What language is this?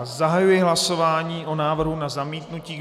Czech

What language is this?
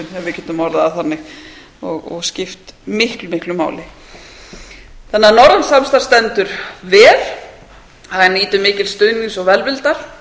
Icelandic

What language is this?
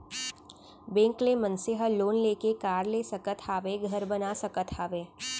Chhattisgarhi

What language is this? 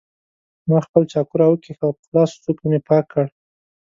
Pashto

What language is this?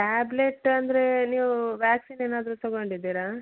Kannada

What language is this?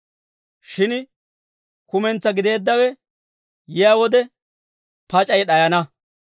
Dawro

